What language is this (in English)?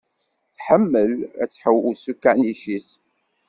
Kabyle